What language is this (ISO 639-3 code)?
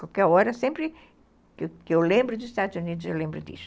por